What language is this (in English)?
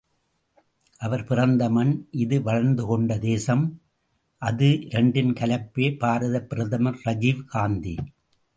Tamil